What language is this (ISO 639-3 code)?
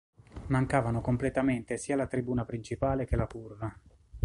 ita